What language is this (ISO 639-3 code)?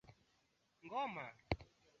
swa